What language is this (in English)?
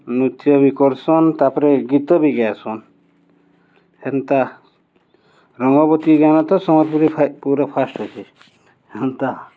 Odia